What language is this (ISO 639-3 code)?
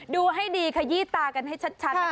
tha